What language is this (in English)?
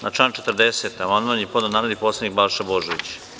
Serbian